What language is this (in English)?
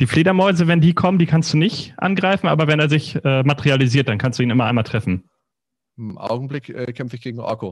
German